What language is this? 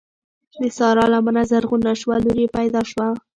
Pashto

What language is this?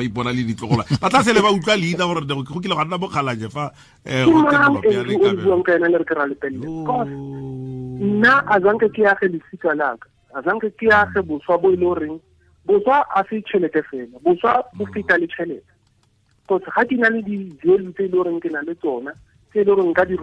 Filipino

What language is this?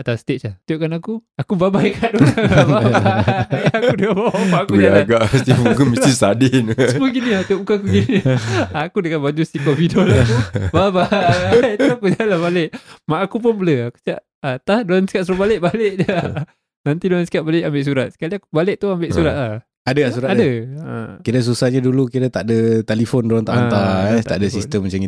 Malay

